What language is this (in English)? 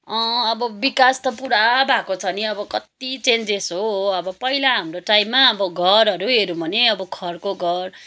Nepali